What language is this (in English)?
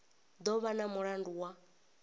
Venda